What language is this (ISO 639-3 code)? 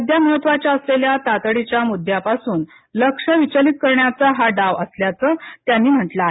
mar